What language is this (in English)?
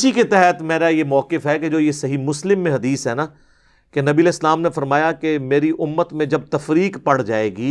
Urdu